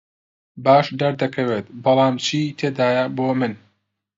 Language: Central Kurdish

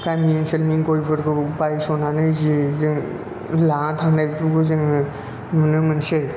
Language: Bodo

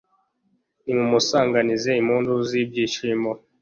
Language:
Kinyarwanda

